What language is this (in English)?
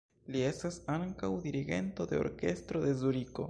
Esperanto